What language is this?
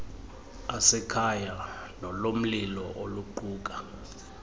Xhosa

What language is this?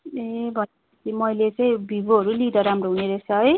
Nepali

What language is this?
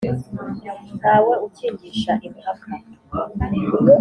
Kinyarwanda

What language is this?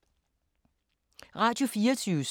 Danish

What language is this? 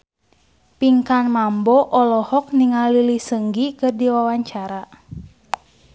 Sundanese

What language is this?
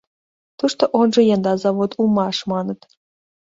Mari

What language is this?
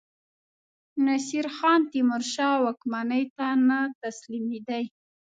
Pashto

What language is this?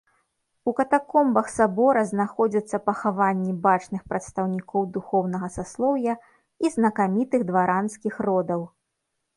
Belarusian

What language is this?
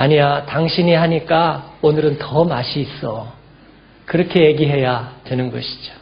Korean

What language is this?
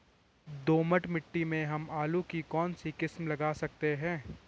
Hindi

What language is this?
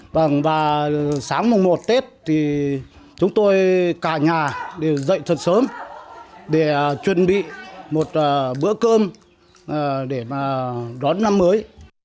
Vietnamese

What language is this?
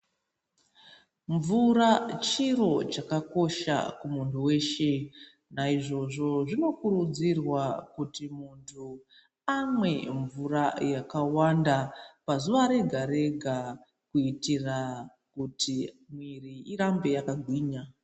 Ndau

